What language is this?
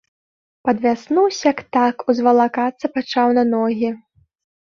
Belarusian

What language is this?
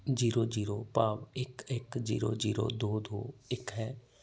Punjabi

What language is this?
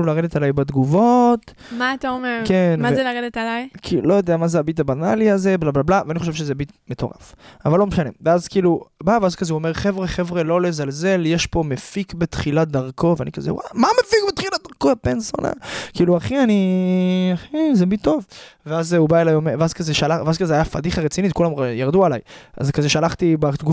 Hebrew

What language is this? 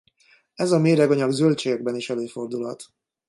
Hungarian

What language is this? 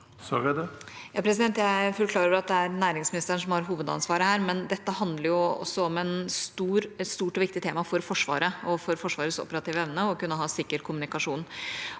Norwegian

